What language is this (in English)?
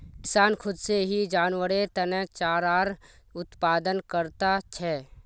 Magahi